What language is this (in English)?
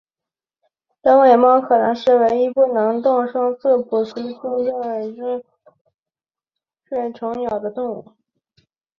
Chinese